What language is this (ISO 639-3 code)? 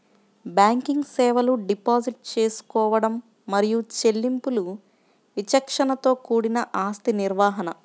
tel